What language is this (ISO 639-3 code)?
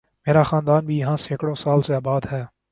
urd